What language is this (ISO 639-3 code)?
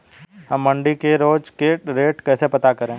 hin